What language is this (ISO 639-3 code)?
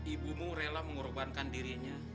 ind